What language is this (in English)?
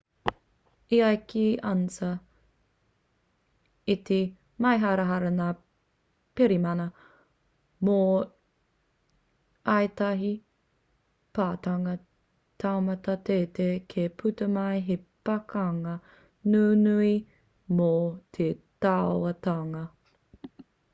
Māori